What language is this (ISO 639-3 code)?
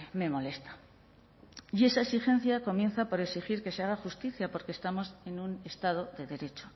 spa